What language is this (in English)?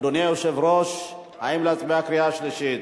Hebrew